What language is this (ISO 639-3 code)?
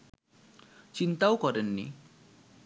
ben